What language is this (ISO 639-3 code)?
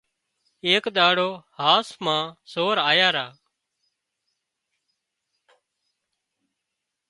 kxp